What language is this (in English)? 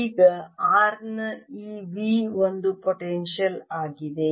Kannada